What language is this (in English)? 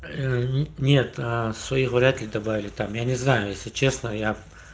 Russian